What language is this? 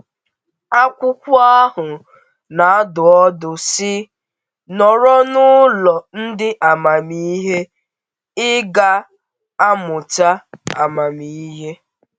Igbo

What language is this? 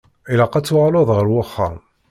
Kabyle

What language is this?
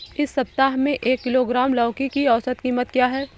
Hindi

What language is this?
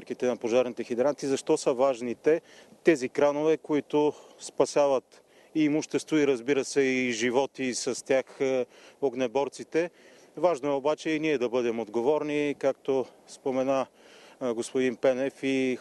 Bulgarian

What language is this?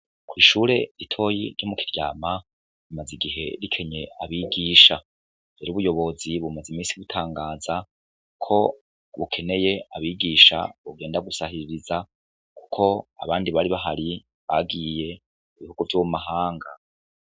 Rundi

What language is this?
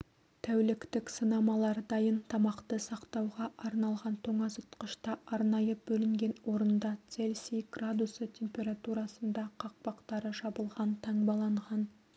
Kazakh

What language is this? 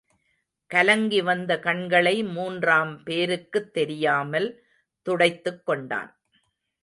Tamil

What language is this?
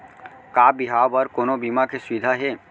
Chhattisgarhi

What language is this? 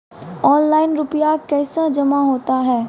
Maithili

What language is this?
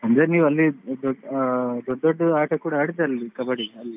Kannada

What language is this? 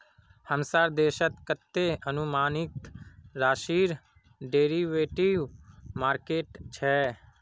Magahi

